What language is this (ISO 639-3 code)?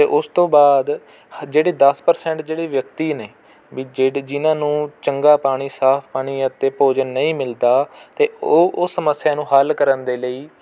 pan